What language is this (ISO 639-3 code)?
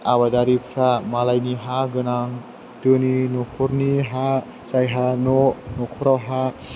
brx